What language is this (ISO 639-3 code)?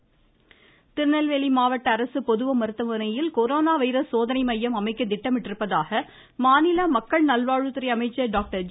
tam